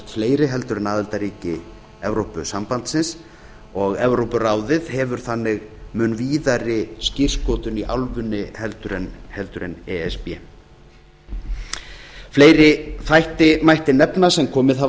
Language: Icelandic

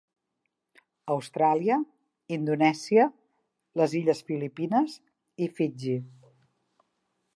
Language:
Catalan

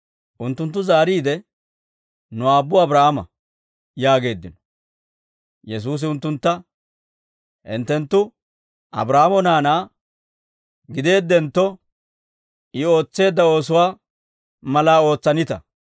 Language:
Dawro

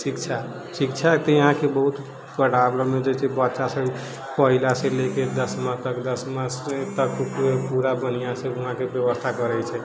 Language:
Maithili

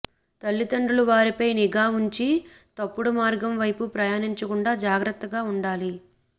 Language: Telugu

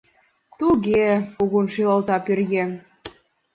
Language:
Mari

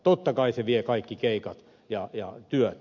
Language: Finnish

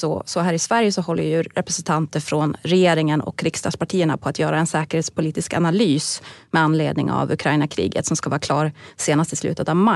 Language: Swedish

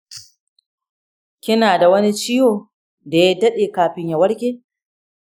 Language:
Hausa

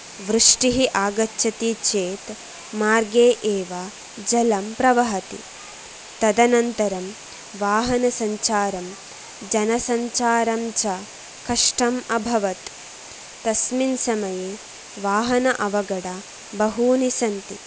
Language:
Sanskrit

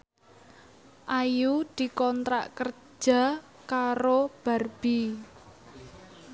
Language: Javanese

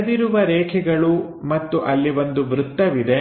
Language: Kannada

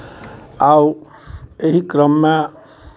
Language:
Maithili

